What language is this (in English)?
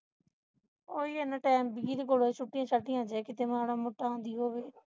Punjabi